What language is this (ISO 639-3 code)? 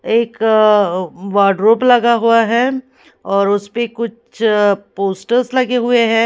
hin